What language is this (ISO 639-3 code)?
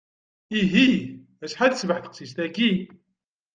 kab